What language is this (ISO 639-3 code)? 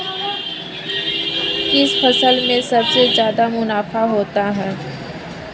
hin